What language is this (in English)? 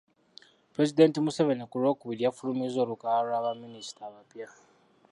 Ganda